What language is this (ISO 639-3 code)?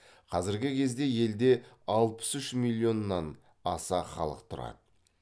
kaz